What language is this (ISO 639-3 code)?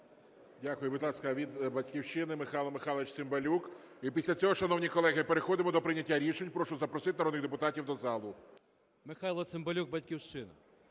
ukr